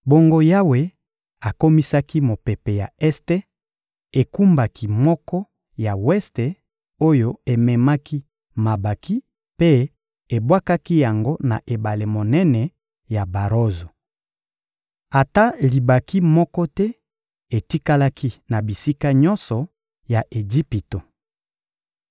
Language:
Lingala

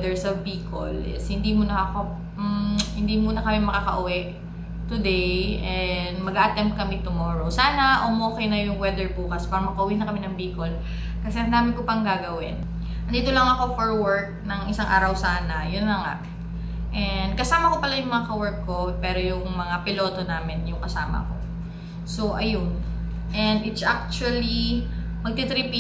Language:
Filipino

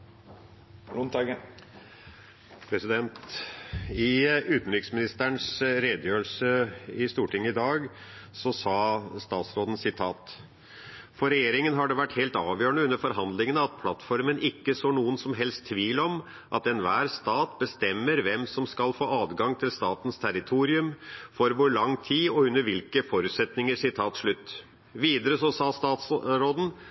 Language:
Norwegian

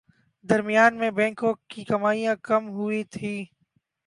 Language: Urdu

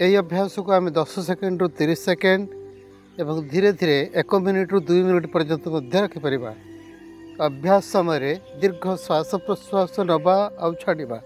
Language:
Hindi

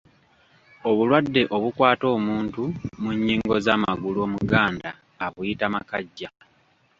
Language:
Ganda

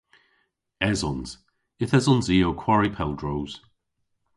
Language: Cornish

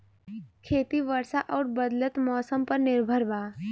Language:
Bhojpuri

